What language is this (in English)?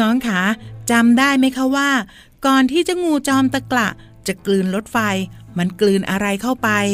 Thai